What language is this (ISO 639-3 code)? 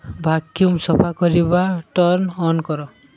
ori